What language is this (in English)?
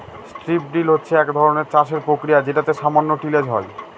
Bangla